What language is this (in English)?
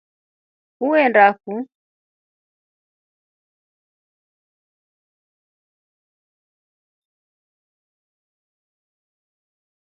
Rombo